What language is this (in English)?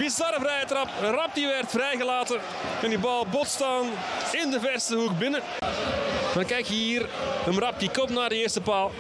Dutch